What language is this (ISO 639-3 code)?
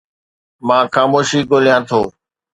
snd